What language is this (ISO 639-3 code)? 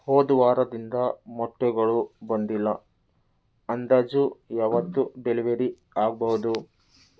kan